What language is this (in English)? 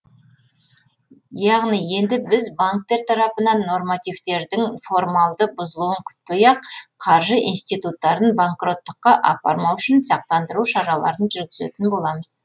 Kazakh